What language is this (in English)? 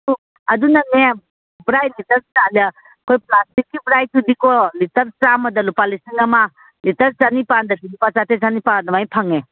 Manipuri